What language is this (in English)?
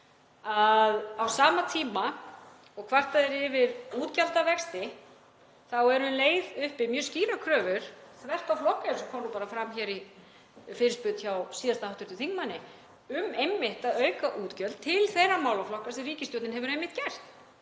Icelandic